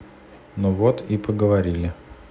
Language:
Russian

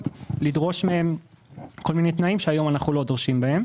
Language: Hebrew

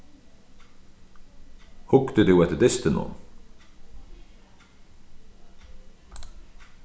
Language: Faroese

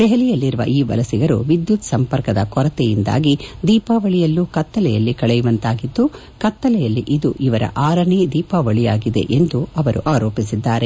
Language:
Kannada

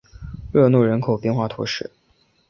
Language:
Chinese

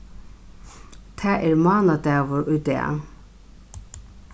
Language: Faroese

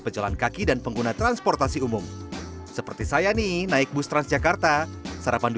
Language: Indonesian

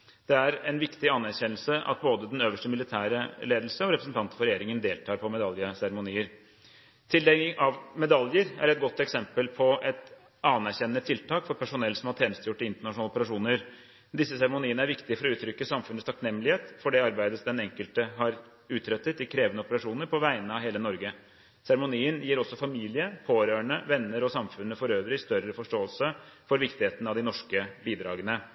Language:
Norwegian Bokmål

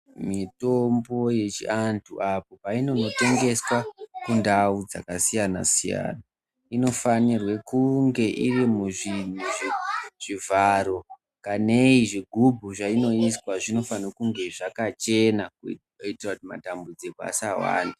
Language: Ndau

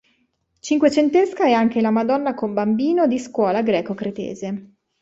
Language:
Italian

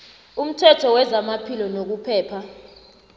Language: South Ndebele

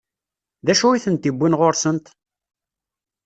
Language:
Kabyle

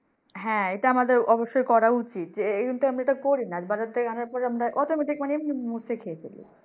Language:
Bangla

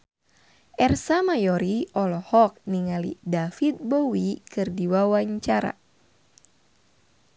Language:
Sundanese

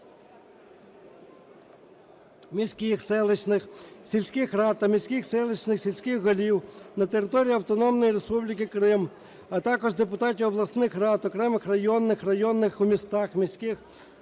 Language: Ukrainian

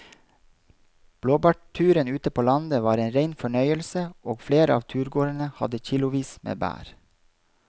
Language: Norwegian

